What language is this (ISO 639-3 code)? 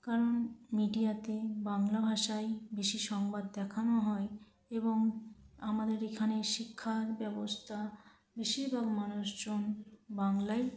ben